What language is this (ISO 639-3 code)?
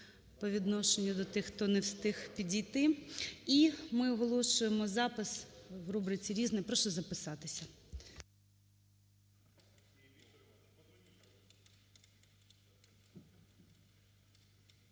ukr